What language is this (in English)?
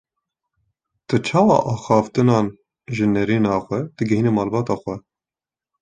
Kurdish